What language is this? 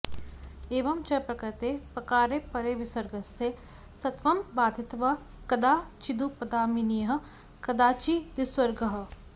Sanskrit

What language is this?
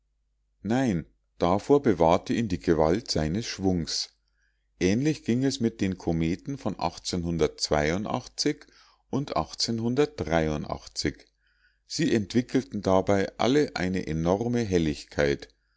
German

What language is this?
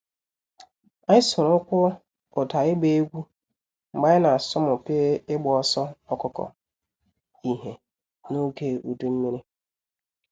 Igbo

